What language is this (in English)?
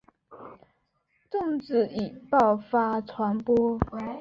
Chinese